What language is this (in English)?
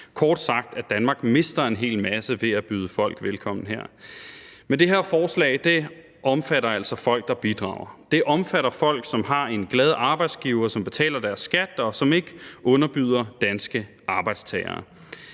Danish